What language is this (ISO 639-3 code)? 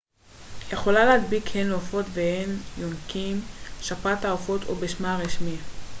heb